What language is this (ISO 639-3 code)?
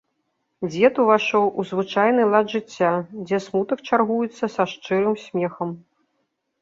bel